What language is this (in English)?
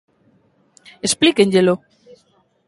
Galician